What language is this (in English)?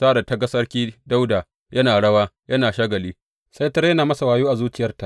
Hausa